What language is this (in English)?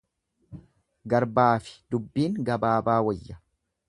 Oromo